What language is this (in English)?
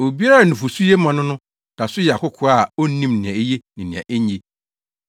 Akan